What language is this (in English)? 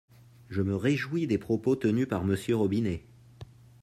French